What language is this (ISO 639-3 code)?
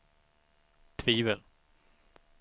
swe